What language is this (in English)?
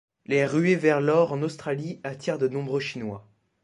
French